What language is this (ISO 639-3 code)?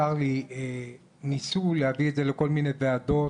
heb